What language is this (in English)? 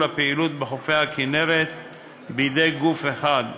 Hebrew